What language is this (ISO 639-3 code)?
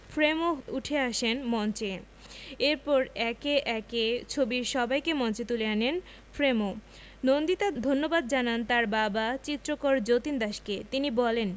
ben